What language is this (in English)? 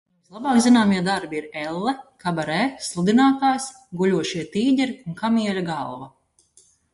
Latvian